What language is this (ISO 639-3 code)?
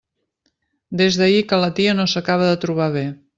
cat